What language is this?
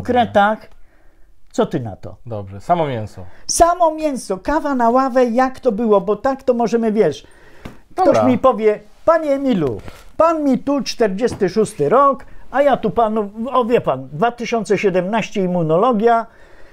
Polish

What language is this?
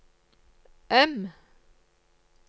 Norwegian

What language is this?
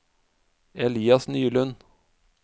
Norwegian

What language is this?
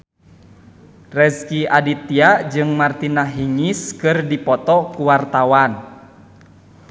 Sundanese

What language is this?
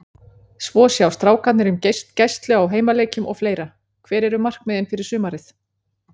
Icelandic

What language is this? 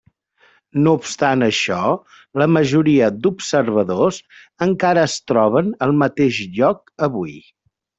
Catalan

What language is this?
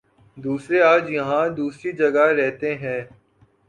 Urdu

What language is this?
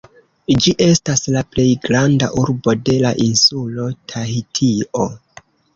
Esperanto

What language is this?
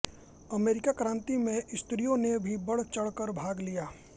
Hindi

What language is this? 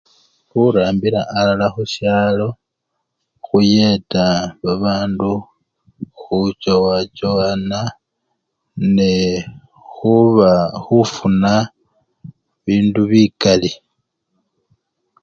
Luyia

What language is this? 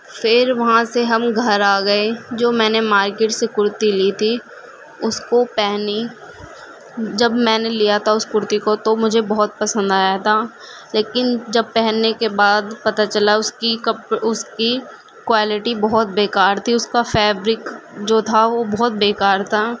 Urdu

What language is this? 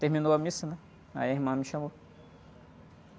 Portuguese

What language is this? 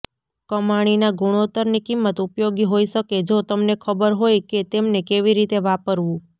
Gujarati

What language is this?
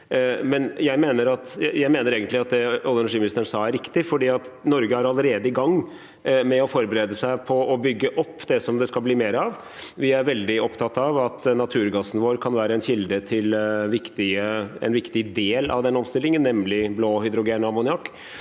Norwegian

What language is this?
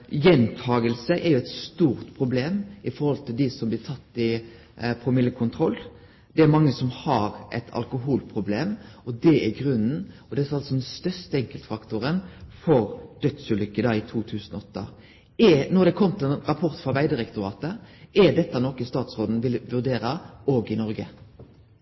Norwegian Nynorsk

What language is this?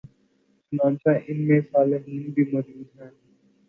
Urdu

